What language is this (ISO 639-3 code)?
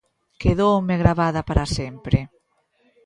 glg